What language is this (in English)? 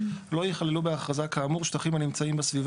Hebrew